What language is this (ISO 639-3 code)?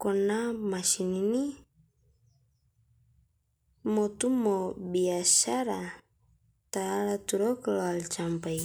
mas